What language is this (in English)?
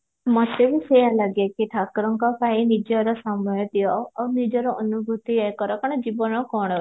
Odia